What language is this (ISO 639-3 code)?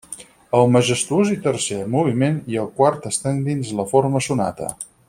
cat